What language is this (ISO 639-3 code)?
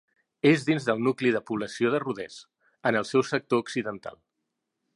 cat